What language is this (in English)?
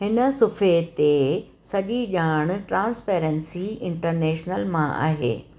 Sindhi